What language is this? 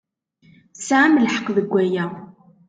Kabyle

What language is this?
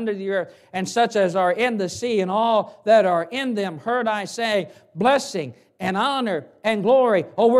English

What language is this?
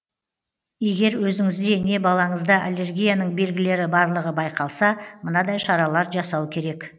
Kazakh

